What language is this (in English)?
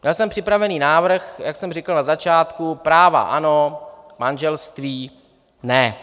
Czech